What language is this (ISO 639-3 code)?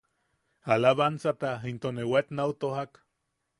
yaq